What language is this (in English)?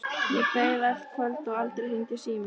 Icelandic